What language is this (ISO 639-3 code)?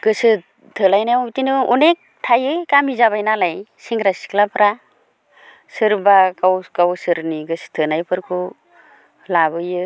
brx